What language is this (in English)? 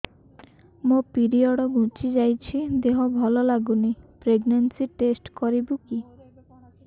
Odia